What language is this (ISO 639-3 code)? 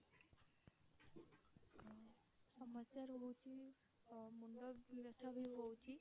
ori